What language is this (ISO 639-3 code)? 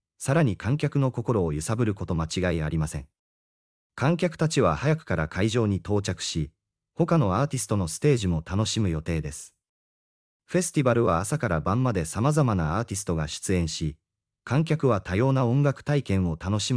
jpn